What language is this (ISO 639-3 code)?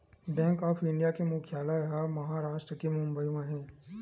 hne